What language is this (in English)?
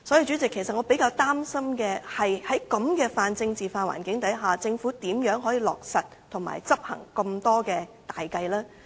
Cantonese